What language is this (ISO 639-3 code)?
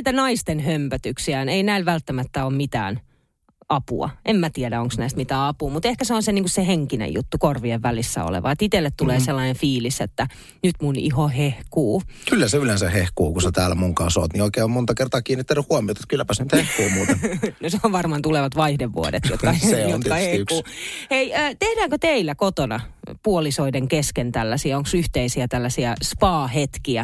fin